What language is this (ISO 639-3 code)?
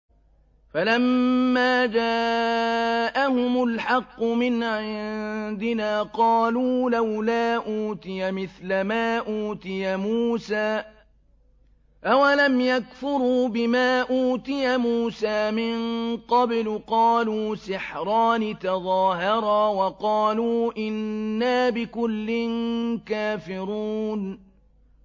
ara